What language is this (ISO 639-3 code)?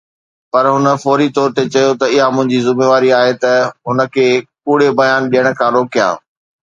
snd